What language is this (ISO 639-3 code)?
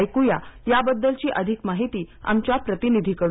mar